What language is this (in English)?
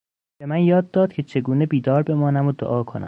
Persian